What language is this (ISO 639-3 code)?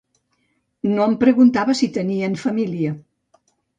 cat